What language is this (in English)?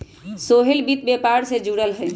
Magahi